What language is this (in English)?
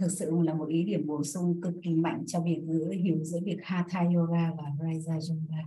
Vietnamese